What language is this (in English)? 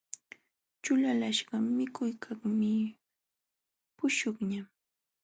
Jauja Wanca Quechua